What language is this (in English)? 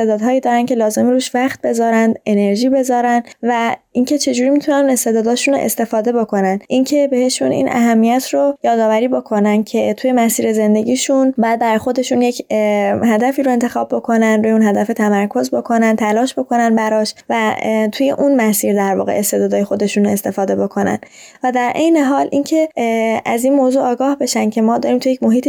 Persian